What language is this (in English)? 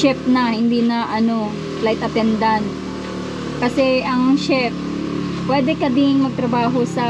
Filipino